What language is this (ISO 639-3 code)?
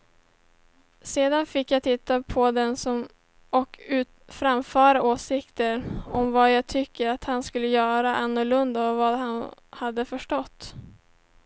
swe